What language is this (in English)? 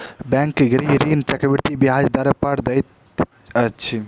Maithili